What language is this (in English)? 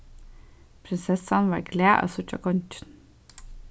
Faroese